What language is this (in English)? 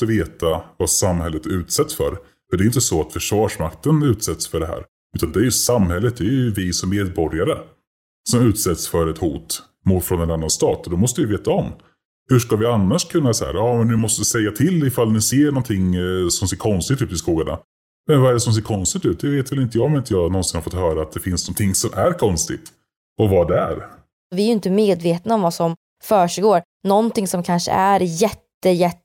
Swedish